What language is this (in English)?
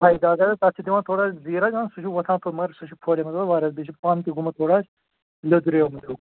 Kashmiri